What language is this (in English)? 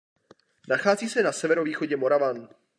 Czech